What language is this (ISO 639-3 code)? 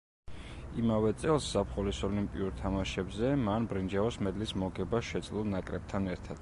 kat